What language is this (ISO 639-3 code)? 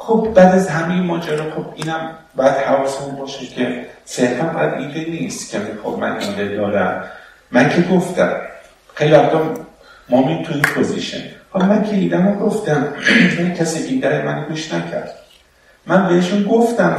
fas